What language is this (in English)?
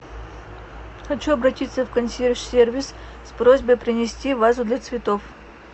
Russian